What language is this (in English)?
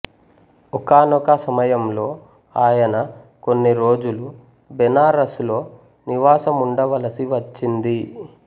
Telugu